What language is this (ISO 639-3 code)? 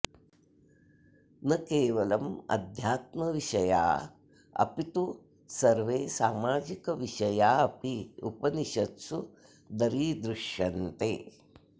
san